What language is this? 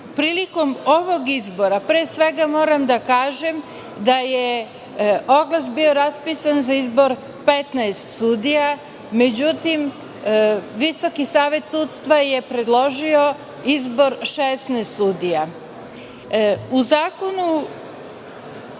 Serbian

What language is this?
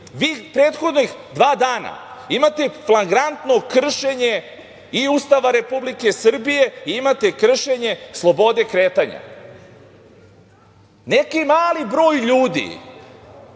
Serbian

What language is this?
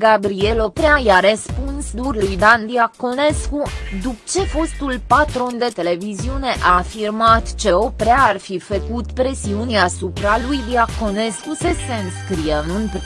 Romanian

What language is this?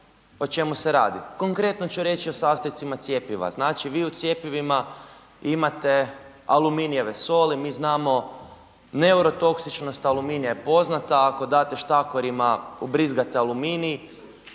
Croatian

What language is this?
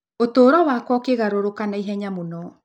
Kikuyu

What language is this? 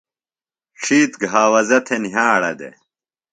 Phalura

